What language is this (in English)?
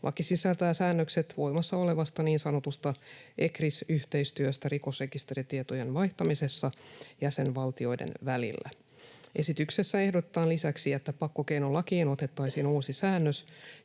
Finnish